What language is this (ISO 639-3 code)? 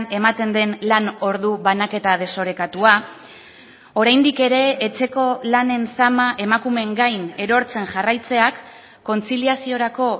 eus